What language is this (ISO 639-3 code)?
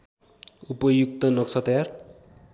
nep